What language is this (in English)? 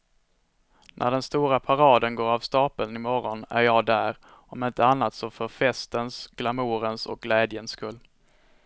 Swedish